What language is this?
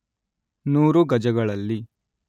Kannada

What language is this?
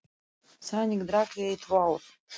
Icelandic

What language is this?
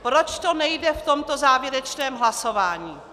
Czech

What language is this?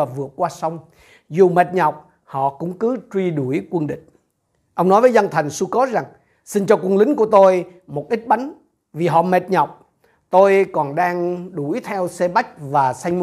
Vietnamese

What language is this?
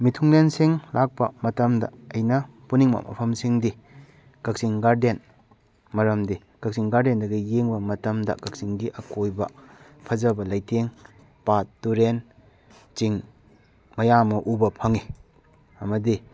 Manipuri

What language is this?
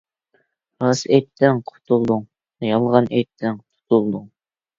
Uyghur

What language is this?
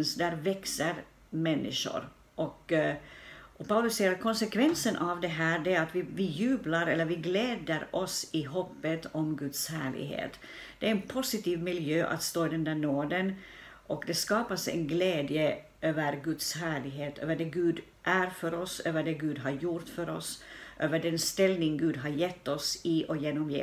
Swedish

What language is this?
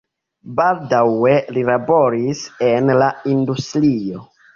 Esperanto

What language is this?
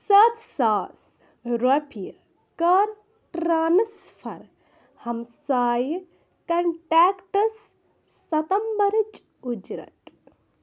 Kashmiri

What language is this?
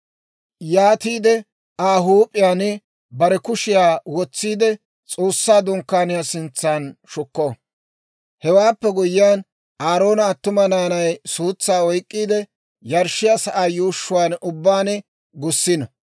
Dawro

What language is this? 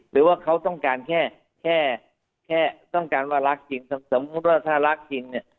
Thai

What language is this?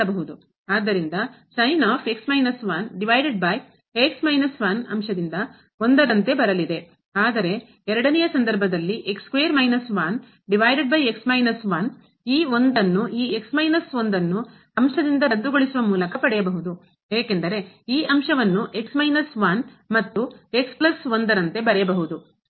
Kannada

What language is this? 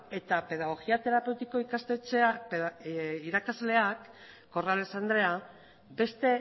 Basque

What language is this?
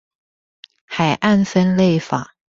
Chinese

